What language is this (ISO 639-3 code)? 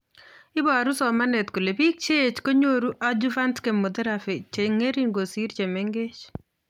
kln